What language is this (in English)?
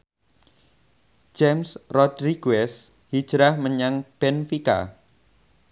Javanese